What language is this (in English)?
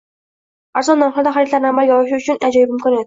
Uzbek